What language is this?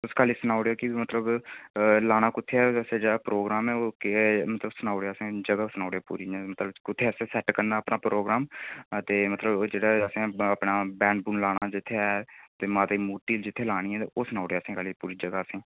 Dogri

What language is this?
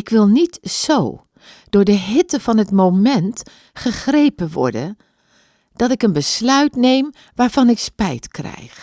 Dutch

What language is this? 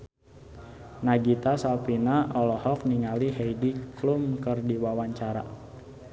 Sundanese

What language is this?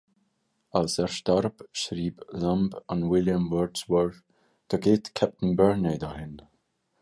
German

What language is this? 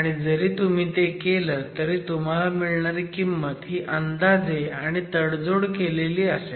Marathi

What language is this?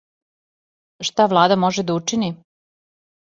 Serbian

